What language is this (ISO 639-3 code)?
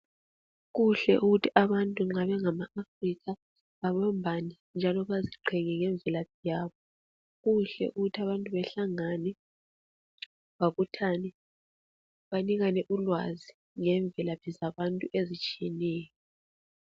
nde